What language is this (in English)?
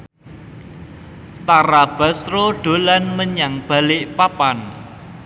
Javanese